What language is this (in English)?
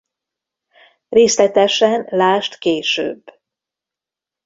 Hungarian